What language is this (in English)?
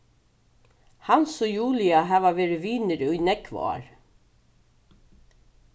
Faroese